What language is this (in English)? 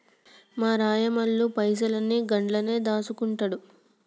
Telugu